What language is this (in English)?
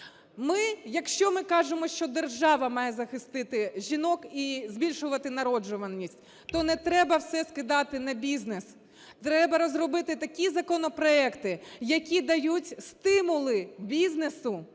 Ukrainian